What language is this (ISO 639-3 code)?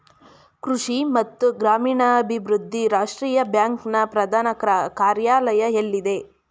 kan